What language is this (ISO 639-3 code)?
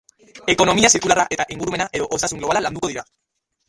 eus